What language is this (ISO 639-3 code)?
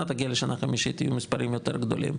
heb